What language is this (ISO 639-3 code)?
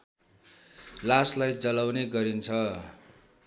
nep